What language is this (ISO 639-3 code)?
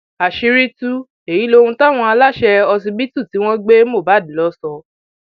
yor